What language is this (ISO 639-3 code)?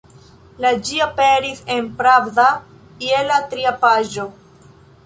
epo